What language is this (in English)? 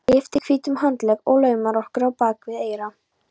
Icelandic